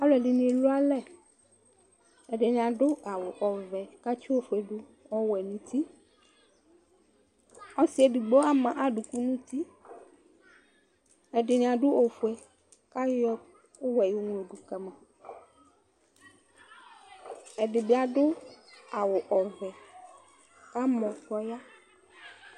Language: Ikposo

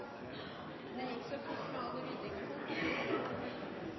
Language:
Norwegian Nynorsk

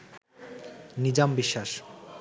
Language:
Bangla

